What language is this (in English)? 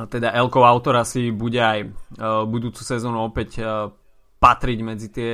Slovak